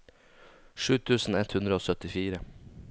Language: Norwegian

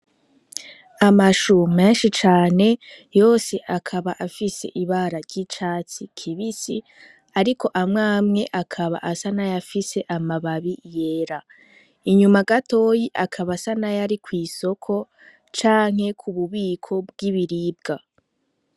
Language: Rundi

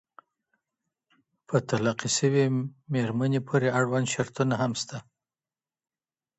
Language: Pashto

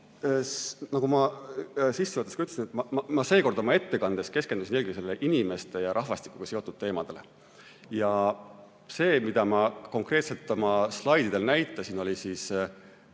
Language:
Estonian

